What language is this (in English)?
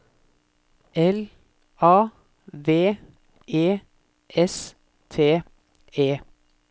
Norwegian